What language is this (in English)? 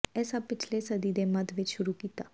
Punjabi